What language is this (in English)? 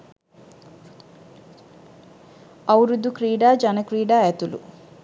Sinhala